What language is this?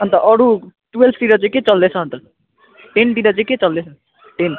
Nepali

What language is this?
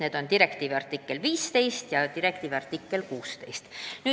Estonian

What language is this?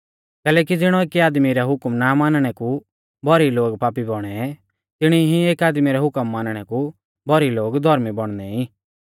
Mahasu Pahari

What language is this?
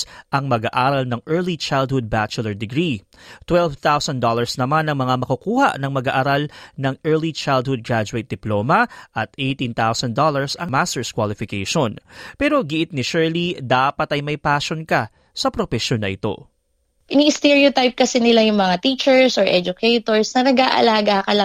Filipino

